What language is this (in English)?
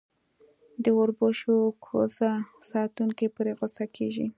Pashto